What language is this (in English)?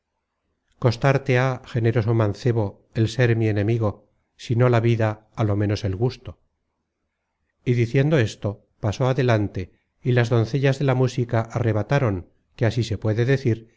Spanish